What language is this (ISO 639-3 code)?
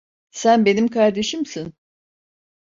tur